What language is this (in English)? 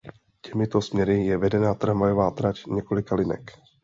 Czech